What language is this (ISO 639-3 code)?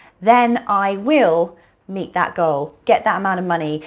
eng